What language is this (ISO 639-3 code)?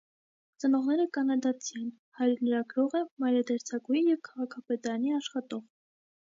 hye